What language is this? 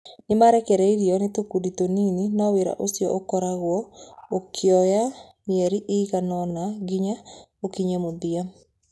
Kikuyu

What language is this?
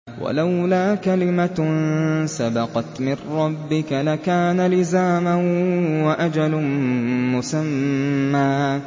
Arabic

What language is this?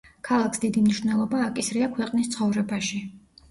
Georgian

